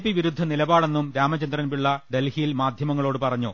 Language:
Malayalam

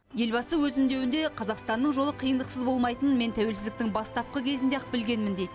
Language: Kazakh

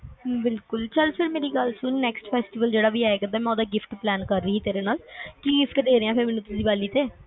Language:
Punjabi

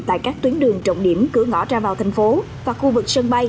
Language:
Vietnamese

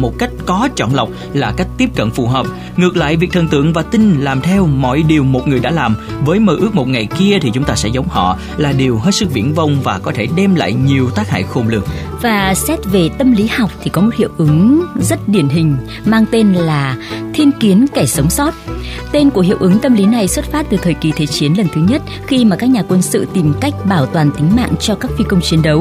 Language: Vietnamese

